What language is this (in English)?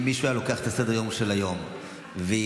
Hebrew